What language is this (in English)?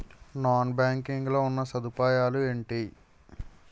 Telugu